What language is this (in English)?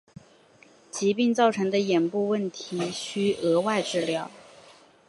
Chinese